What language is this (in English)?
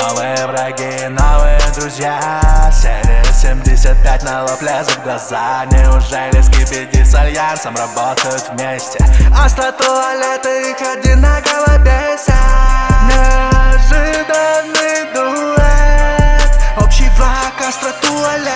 Russian